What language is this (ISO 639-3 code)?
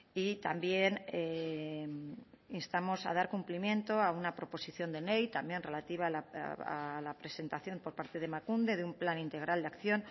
spa